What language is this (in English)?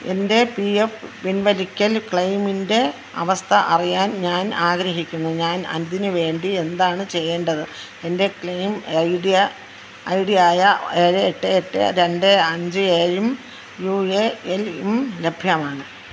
Malayalam